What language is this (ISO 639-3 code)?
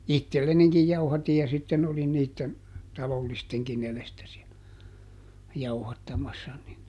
fin